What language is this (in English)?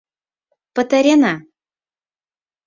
Mari